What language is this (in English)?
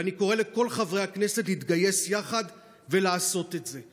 Hebrew